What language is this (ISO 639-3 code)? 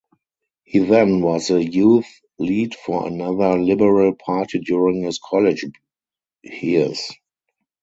eng